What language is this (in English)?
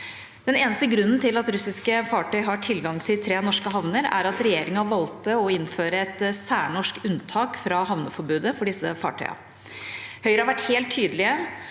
Norwegian